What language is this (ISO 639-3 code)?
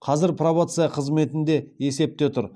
kaz